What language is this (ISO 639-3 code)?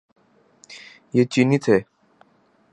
urd